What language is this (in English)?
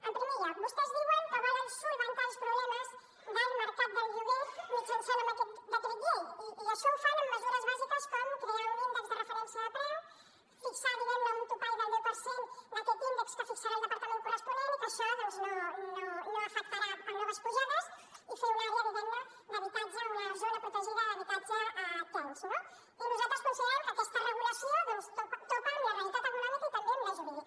Catalan